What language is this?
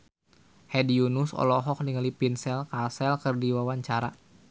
Sundanese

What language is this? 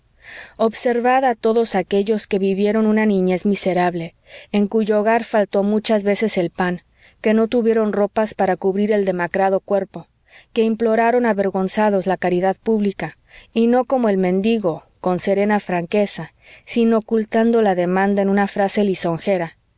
Spanish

